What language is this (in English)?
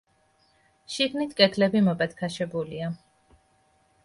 Georgian